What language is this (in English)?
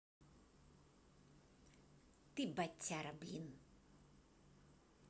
Russian